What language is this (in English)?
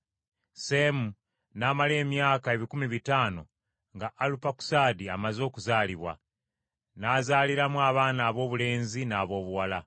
Ganda